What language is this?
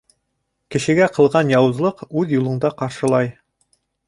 Bashkir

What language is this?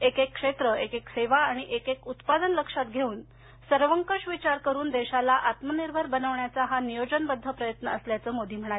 Marathi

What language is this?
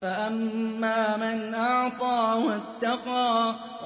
Arabic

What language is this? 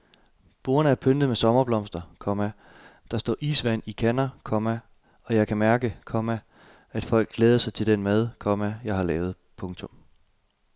Danish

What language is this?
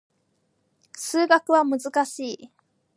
Japanese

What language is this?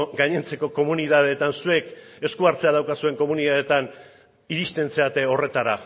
Basque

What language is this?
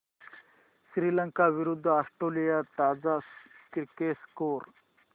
Marathi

